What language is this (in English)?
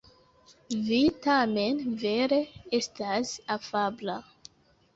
Esperanto